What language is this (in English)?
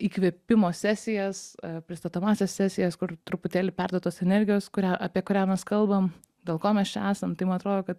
Lithuanian